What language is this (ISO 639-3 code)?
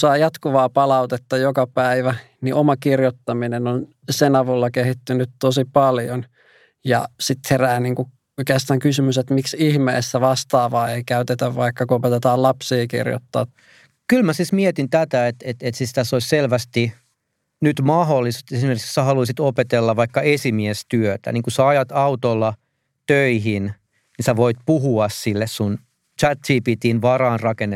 fin